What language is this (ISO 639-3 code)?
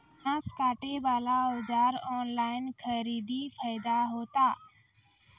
mai